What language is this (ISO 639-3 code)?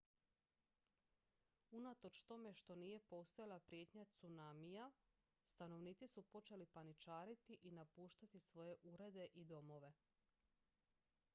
hrv